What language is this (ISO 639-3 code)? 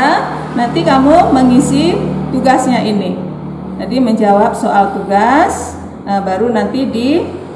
ind